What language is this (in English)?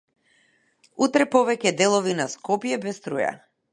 Macedonian